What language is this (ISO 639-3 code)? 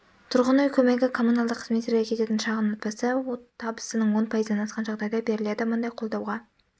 kaz